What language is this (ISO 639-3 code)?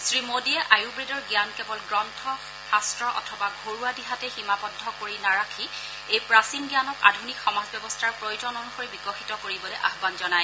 asm